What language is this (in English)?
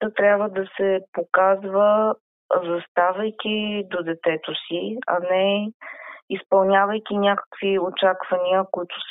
Bulgarian